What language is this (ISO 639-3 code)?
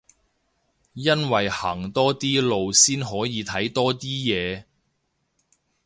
yue